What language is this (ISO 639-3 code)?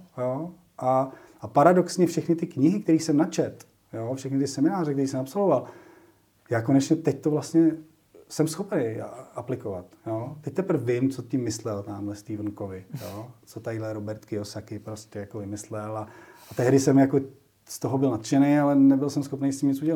ces